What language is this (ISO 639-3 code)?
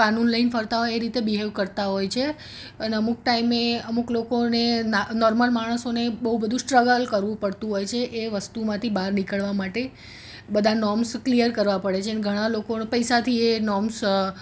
guj